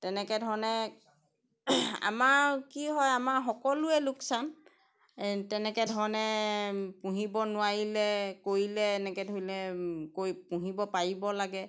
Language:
Assamese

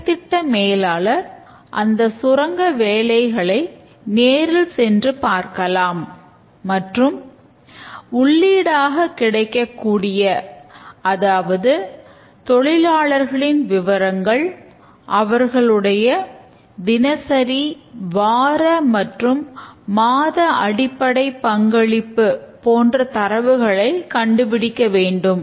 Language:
Tamil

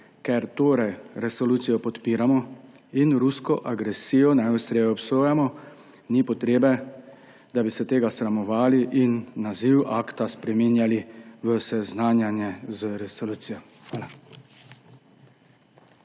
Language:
Slovenian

